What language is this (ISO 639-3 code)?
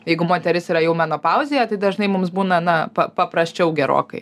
lit